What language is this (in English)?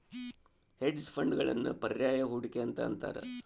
Kannada